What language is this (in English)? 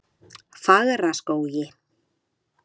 Icelandic